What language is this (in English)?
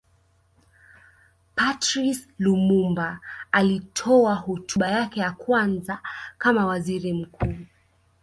Swahili